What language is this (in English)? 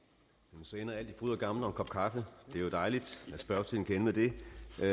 Danish